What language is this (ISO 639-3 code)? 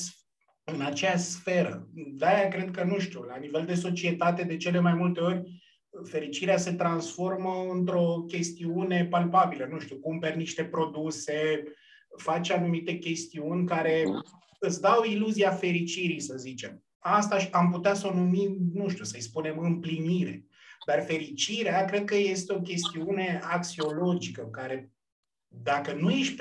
ron